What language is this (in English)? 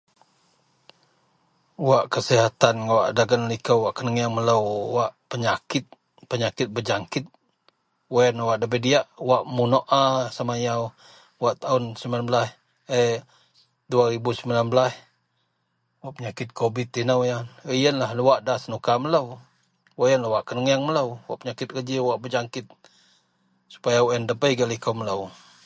Central Melanau